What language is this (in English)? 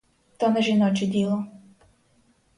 Ukrainian